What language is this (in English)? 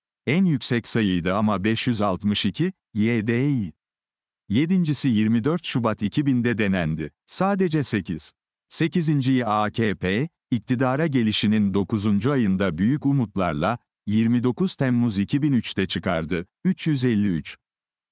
Turkish